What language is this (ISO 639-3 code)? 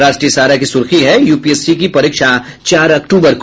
hin